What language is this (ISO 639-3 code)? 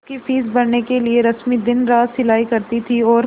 hin